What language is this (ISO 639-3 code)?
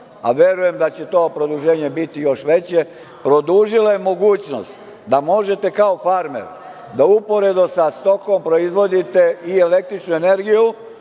srp